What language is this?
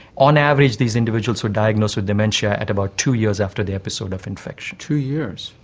English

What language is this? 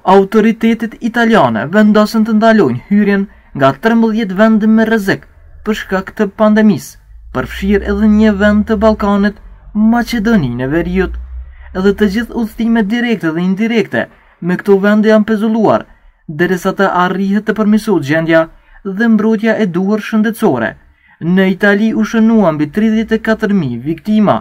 Russian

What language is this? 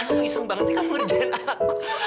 Indonesian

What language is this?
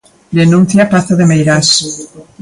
Galician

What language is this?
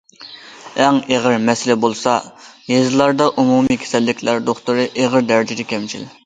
Uyghur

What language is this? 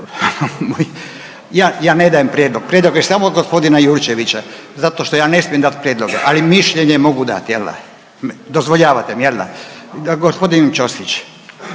Croatian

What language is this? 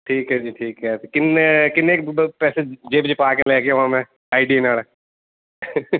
Punjabi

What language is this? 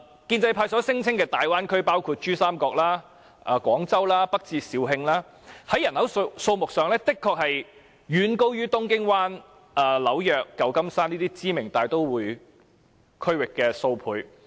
Cantonese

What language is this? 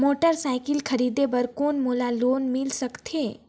Chhattisgarhi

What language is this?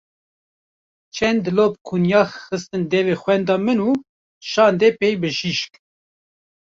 Kurdish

